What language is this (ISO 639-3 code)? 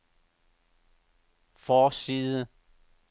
dan